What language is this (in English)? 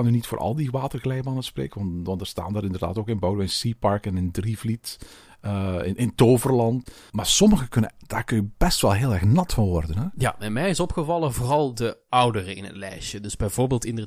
Dutch